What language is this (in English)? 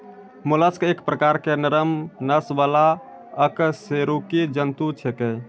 Maithili